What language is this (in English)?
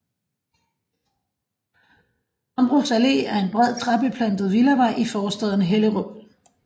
Danish